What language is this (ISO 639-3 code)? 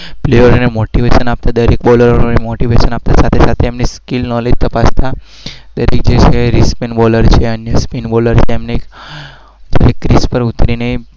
guj